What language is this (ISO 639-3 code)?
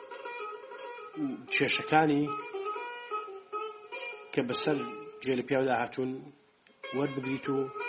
fas